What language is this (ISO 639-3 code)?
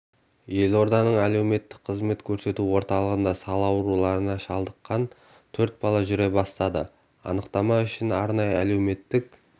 kaz